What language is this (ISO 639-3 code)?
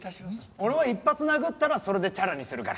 jpn